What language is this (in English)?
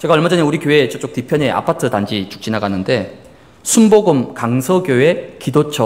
Korean